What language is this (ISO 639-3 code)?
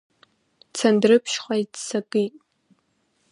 abk